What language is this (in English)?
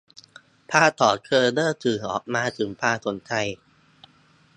Thai